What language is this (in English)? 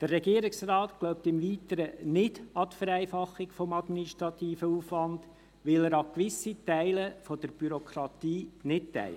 Swiss German